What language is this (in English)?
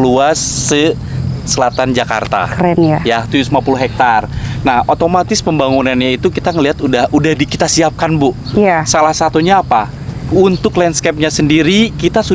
Indonesian